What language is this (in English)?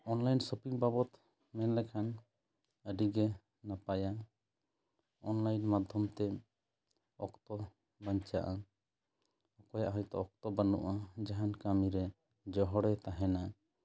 Santali